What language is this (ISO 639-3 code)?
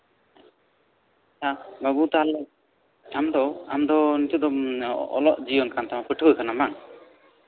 sat